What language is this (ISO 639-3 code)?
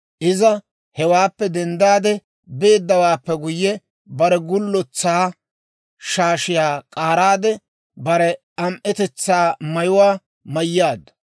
dwr